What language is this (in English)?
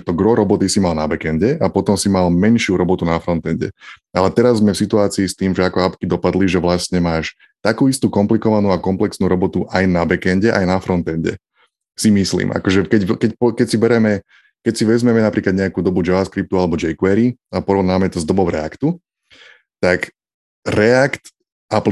Slovak